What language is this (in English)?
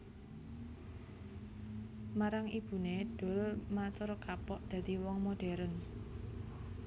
Javanese